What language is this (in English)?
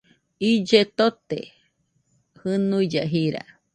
Nüpode Huitoto